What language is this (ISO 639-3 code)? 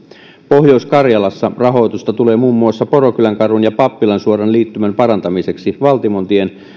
fin